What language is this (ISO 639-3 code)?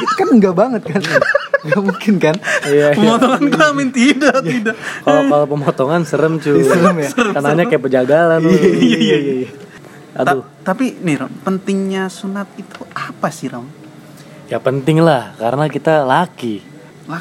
ind